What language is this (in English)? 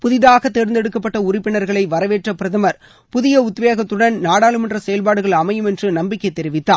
Tamil